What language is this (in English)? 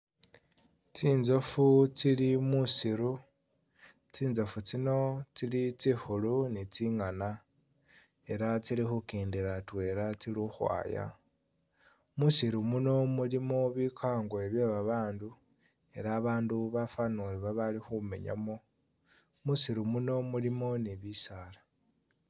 Masaaba